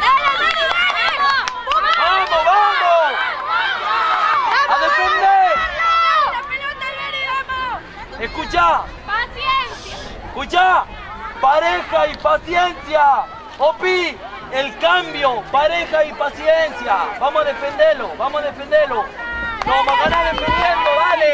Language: Spanish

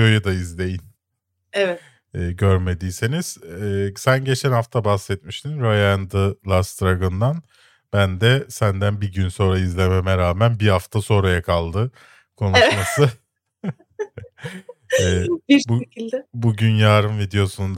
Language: Turkish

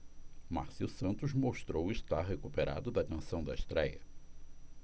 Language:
Portuguese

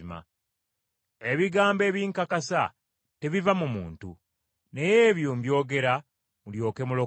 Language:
Ganda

